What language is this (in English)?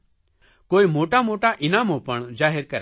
Gujarati